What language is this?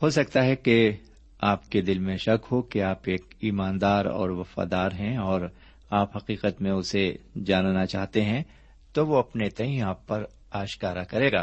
Urdu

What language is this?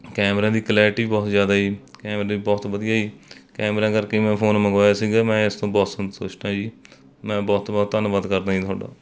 Punjabi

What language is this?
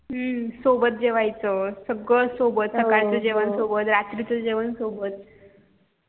Marathi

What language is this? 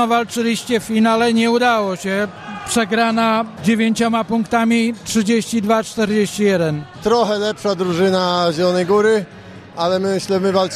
Polish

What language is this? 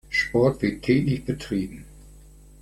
German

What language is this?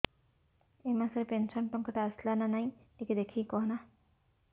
Odia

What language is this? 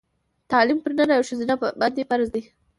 Pashto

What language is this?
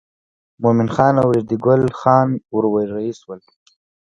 Pashto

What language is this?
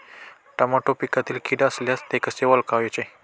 Marathi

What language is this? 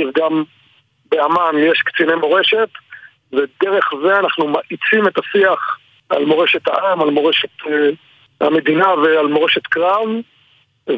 Hebrew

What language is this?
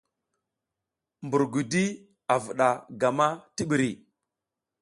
South Giziga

